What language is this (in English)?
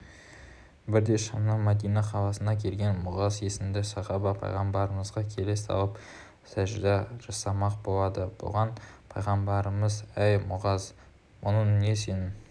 Kazakh